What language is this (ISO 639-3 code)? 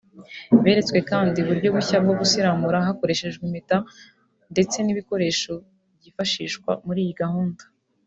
kin